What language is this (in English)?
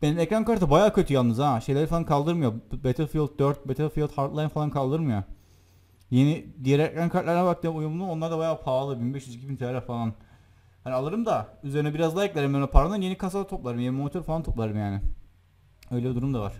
Turkish